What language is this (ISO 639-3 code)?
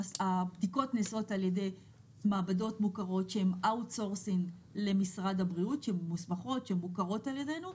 heb